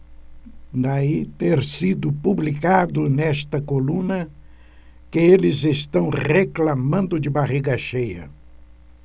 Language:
Portuguese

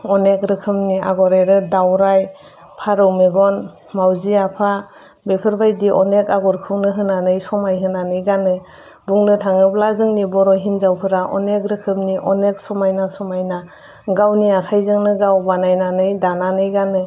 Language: Bodo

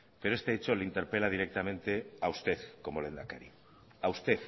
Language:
Spanish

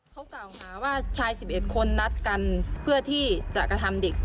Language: Thai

